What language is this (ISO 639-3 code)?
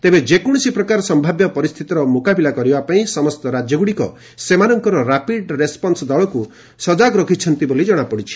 ori